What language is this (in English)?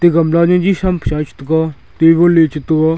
Wancho Naga